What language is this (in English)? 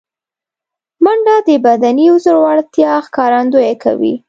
Pashto